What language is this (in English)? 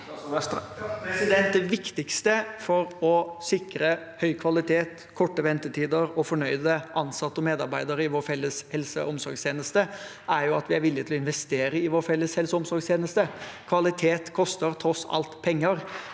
Norwegian